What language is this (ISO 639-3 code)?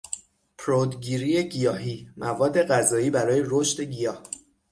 fas